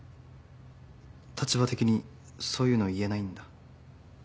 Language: Japanese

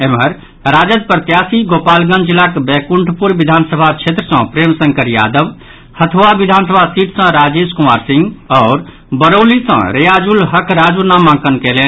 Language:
Maithili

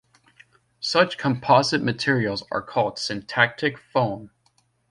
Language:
English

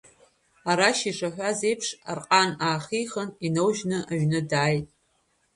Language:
Abkhazian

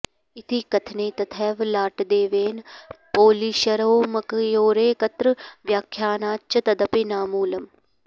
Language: Sanskrit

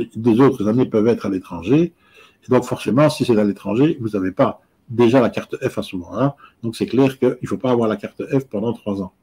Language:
French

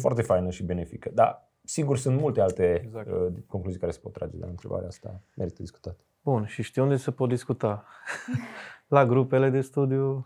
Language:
Romanian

